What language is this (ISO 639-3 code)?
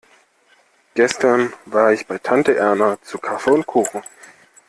deu